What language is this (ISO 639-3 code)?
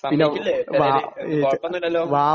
mal